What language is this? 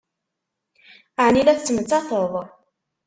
Kabyle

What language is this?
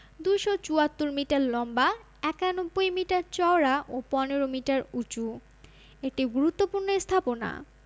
Bangla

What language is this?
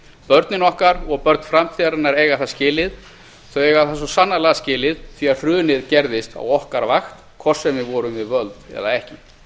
Icelandic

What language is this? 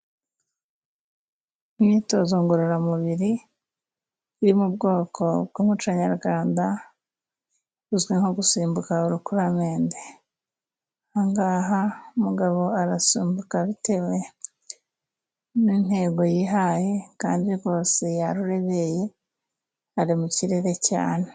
Kinyarwanda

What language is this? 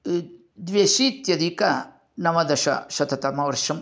Sanskrit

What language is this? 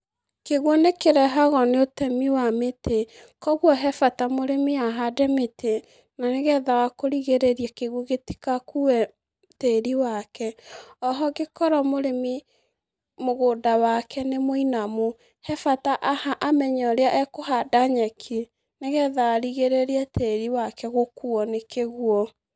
Kikuyu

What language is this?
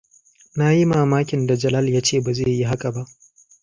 Hausa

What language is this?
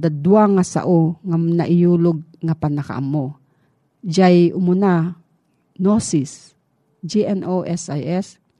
Filipino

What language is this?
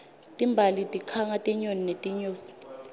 Swati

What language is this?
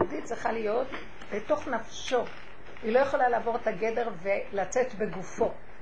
Hebrew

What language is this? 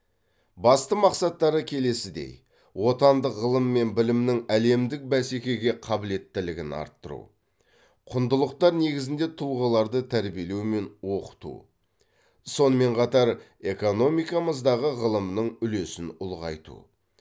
Kazakh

